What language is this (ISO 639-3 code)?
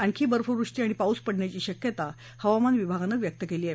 mar